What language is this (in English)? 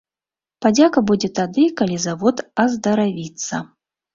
Belarusian